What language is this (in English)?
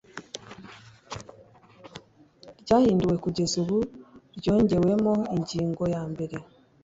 Kinyarwanda